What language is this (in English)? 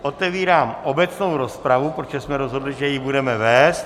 Czech